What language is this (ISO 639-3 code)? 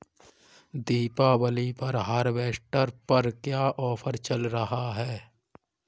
hin